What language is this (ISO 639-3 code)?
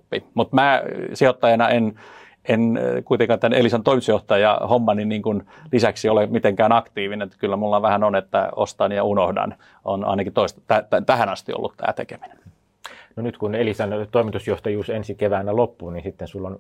fin